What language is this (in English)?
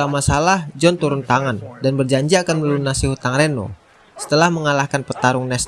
Indonesian